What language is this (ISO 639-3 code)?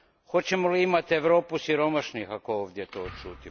hrv